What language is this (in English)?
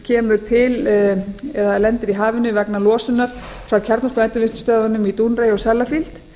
Icelandic